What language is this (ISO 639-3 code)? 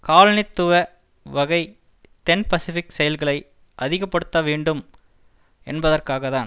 tam